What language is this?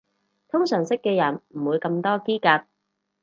Cantonese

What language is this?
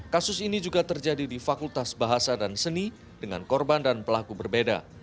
Indonesian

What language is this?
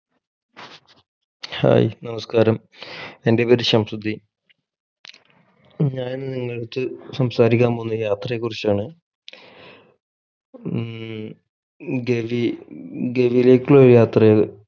Malayalam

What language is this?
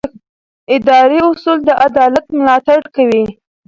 Pashto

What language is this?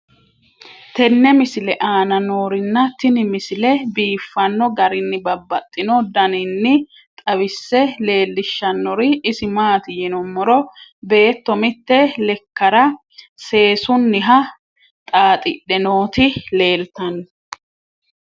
Sidamo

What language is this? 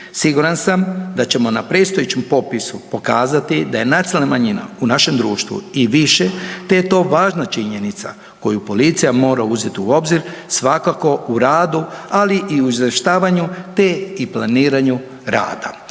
Croatian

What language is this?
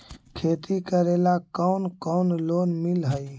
Magahi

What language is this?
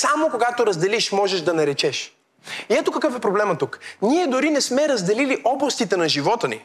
Bulgarian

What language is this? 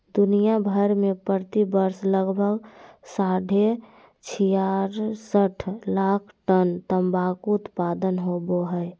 Magahi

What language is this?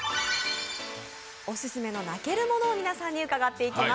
Japanese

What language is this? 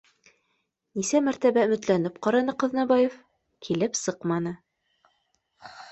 Bashkir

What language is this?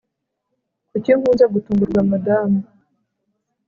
Kinyarwanda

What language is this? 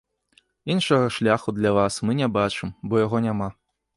Belarusian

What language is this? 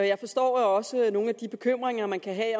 Danish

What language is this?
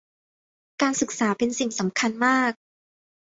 Thai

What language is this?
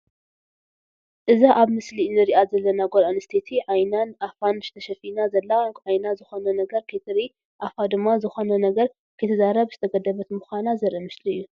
Tigrinya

